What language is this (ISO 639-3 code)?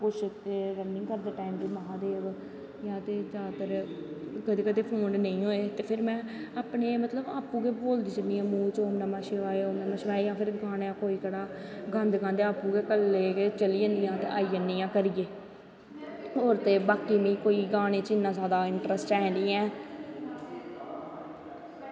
doi